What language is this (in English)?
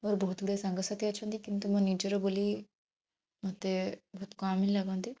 Odia